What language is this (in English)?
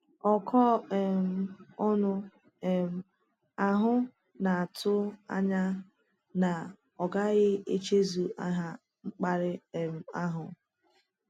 Igbo